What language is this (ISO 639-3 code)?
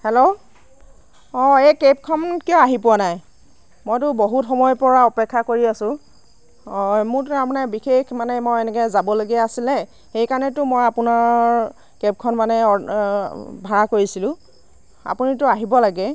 asm